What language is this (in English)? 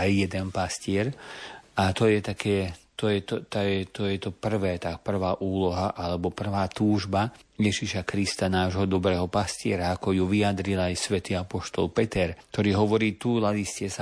Slovak